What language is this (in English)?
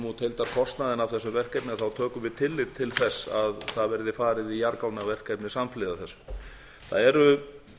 Icelandic